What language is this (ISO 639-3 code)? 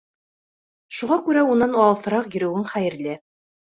bak